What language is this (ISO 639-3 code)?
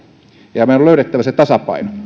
fin